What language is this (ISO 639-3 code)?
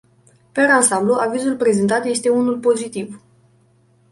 ron